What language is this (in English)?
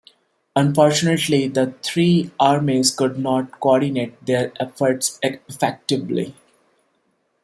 English